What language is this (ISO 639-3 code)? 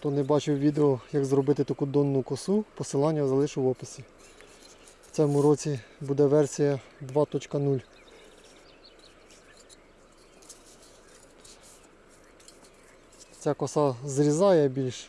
rus